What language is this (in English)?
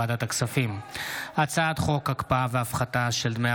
Hebrew